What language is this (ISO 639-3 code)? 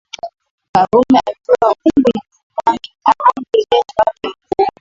swa